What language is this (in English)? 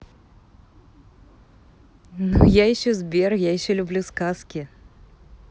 Russian